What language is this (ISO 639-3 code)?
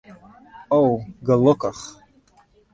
fry